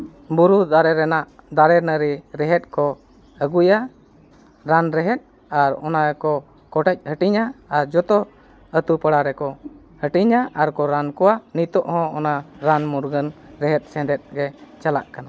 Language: Santali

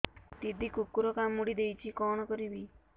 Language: Odia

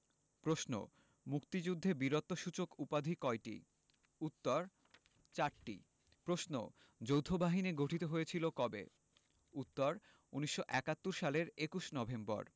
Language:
Bangla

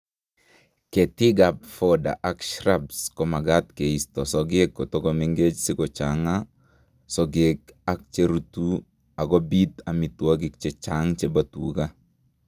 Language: Kalenjin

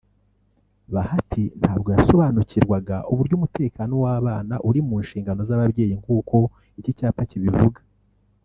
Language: Kinyarwanda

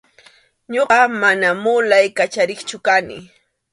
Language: Arequipa-La Unión Quechua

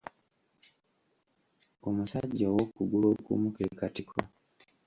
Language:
Ganda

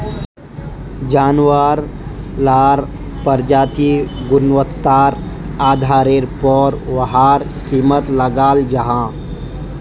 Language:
Magahi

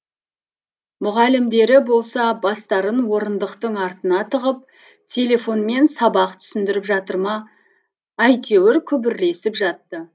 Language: Kazakh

